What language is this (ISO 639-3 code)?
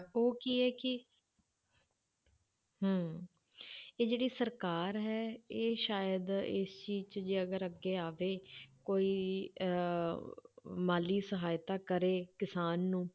pan